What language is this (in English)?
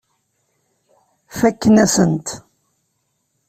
Kabyle